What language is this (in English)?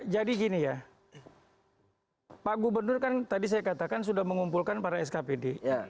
Indonesian